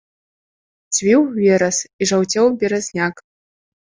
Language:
Belarusian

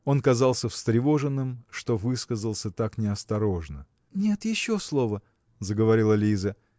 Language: Russian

